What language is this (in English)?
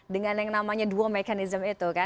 Indonesian